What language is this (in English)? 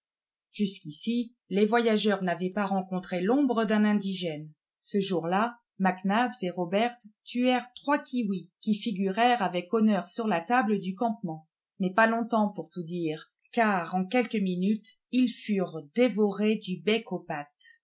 French